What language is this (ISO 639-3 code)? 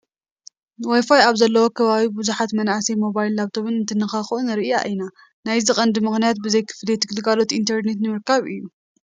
tir